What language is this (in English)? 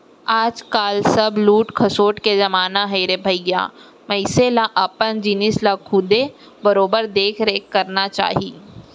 Chhattisgarhi